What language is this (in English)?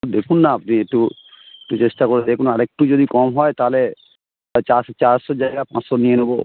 Bangla